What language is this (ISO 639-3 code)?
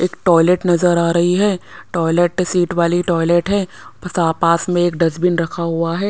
hin